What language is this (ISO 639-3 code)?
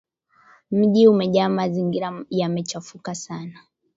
swa